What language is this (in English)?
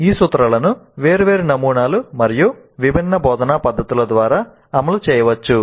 Telugu